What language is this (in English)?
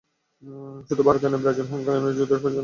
Bangla